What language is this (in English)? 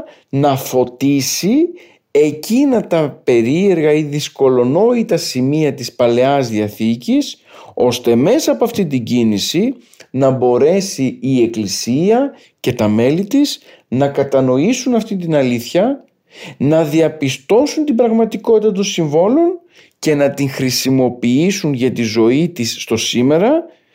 Greek